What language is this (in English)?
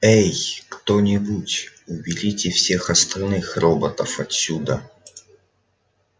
Russian